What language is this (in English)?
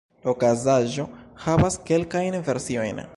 Esperanto